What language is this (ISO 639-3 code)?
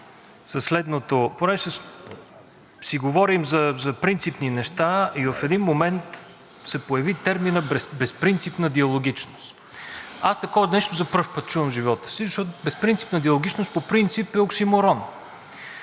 bul